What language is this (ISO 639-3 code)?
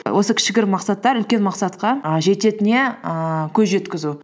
kaz